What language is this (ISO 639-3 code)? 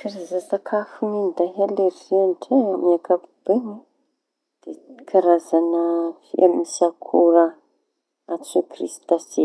txy